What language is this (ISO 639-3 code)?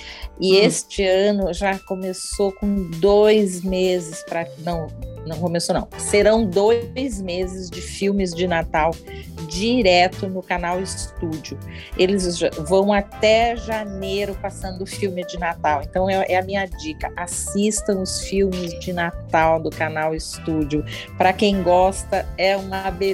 por